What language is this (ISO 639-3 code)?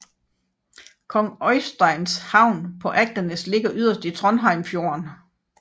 dan